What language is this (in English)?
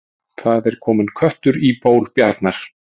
Icelandic